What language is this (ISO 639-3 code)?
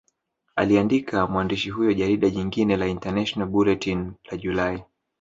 swa